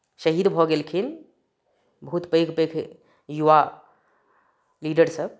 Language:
Maithili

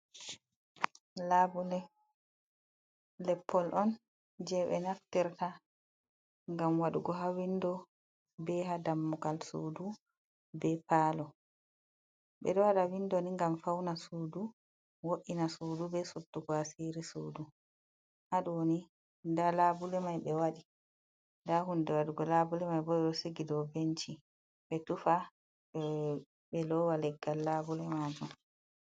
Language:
Fula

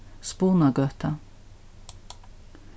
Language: Faroese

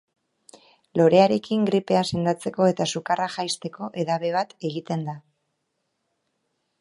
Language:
Basque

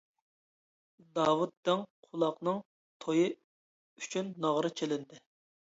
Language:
Uyghur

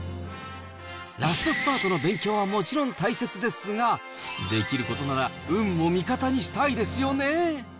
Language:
Japanese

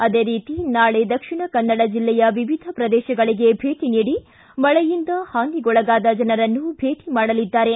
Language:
Kannada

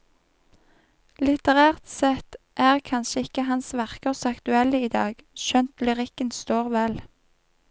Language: Norwegian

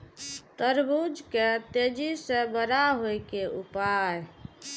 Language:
Maithili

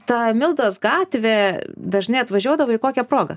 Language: Lithuanian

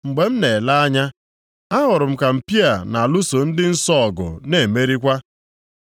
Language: Igbo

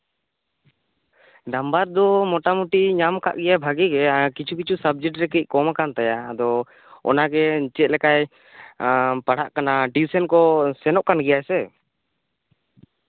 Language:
Santali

